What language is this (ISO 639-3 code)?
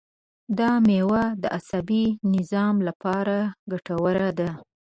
pus